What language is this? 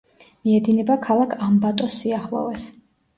Georgian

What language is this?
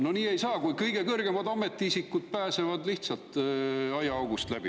Estonian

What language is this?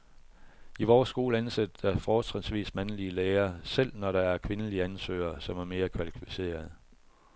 Danish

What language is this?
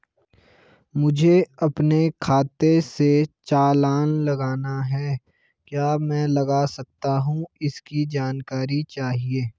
Hindi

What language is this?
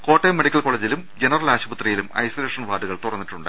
Malayalam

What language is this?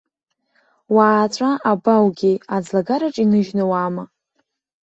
Abkhazian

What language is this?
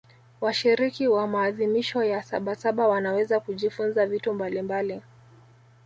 Swahili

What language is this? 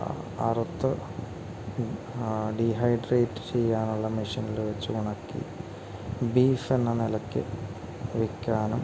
Malayalam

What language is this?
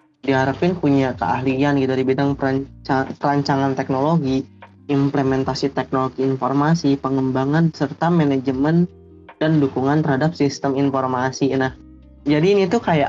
Indonesian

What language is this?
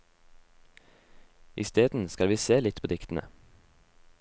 Norwegian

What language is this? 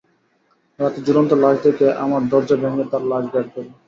Bangla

